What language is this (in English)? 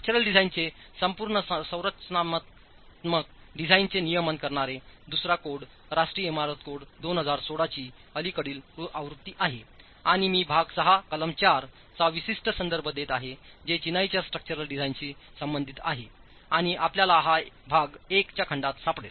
Marathi